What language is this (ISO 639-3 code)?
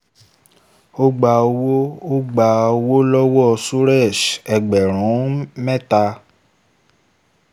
yor